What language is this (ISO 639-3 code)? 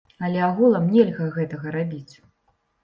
bel